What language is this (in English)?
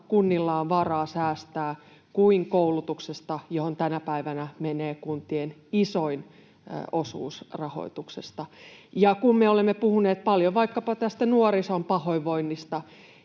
Finnish